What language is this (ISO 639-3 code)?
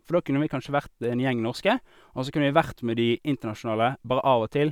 nor